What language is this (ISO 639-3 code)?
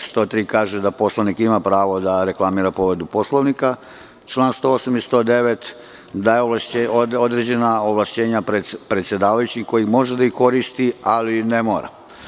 srp